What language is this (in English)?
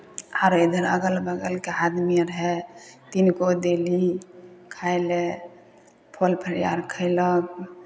Maithili